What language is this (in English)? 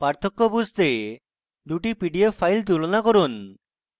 Bangla